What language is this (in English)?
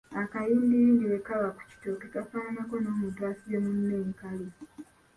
Ganda